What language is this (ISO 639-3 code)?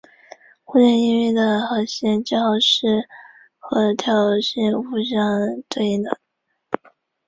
zho